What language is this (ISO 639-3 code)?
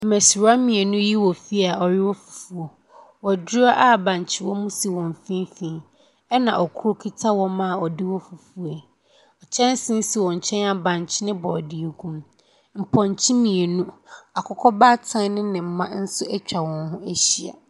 aka